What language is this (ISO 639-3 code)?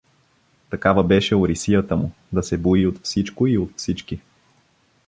bul